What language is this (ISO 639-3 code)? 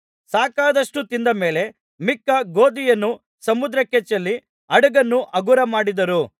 kan